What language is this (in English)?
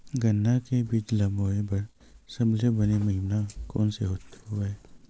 Chhattisgarhi